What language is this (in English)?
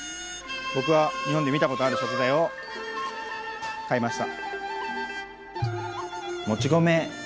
Japanese